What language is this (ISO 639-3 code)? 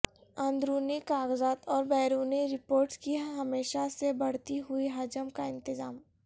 urd